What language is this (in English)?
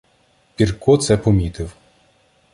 Ukrainian